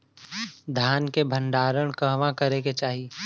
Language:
Bhojpuri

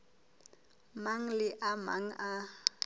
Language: Southern Sotho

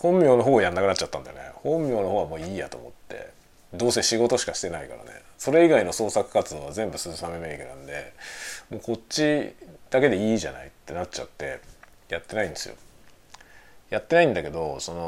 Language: Japanese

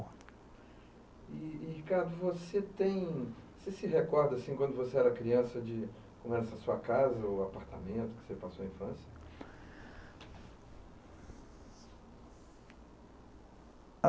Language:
Portuguese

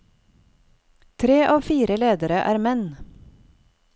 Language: Norwegian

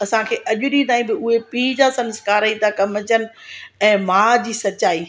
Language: Sindhi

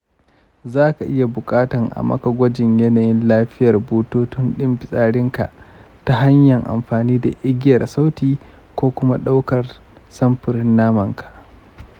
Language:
Hausa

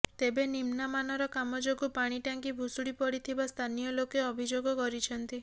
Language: Odia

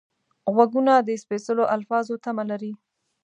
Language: Pashto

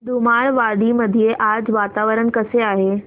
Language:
Marathi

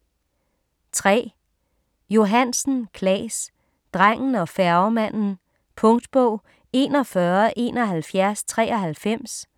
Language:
Danish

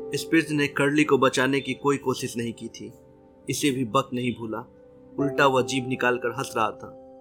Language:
Hindi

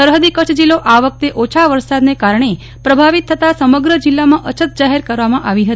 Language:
Gujarati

